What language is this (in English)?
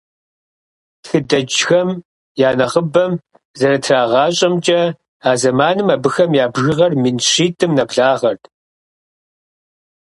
Kabardian